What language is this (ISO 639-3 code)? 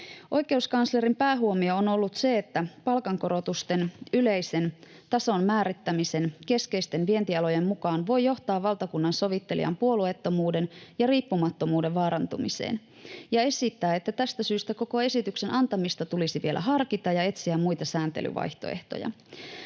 fin